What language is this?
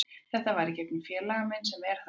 Icelandic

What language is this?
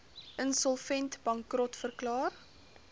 Afrikaans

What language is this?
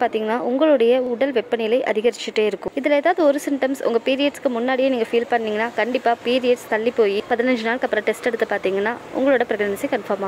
Arabic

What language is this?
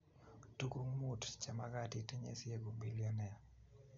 Kalenjin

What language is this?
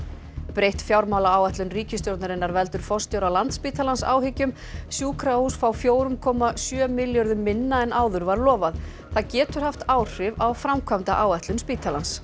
Icelandic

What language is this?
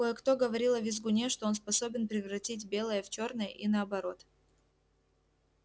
Russian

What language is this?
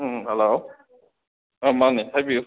Manipuri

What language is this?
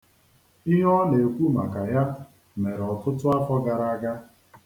Igbo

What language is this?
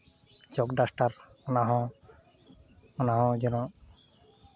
Santali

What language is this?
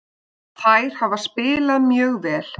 Icelandic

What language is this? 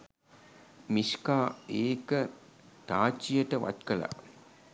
Sinhala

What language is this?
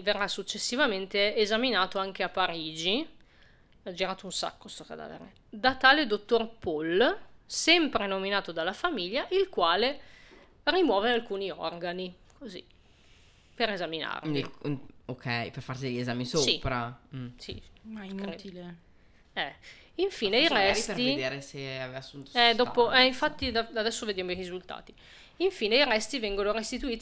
Italian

